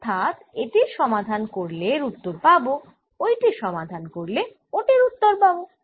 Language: Bangla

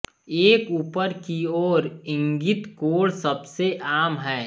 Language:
Hindi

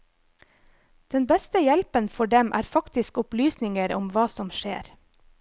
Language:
Norwegian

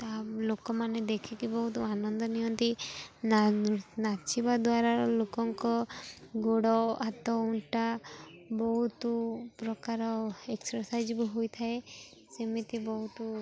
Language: Odia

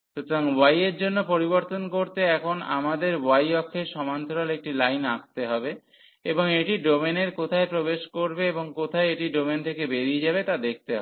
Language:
Bangla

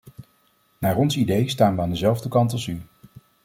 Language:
Dutch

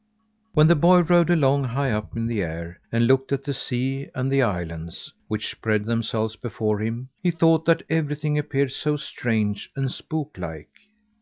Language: English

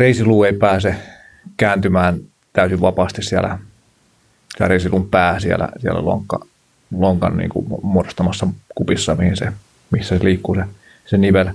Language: Finnish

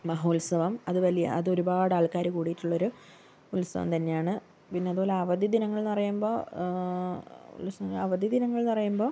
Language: Malayalam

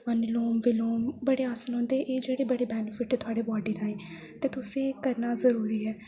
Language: Dogri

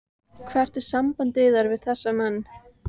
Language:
Icelandic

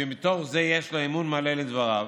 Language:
Hebrew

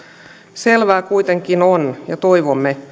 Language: Finnish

